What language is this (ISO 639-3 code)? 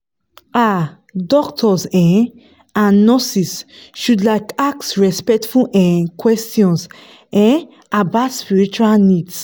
pcm